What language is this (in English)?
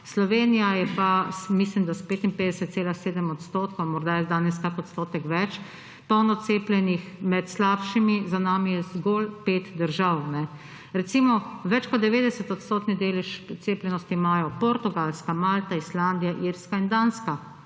Slovenian